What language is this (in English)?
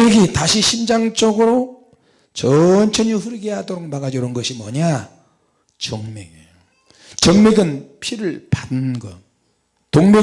Korean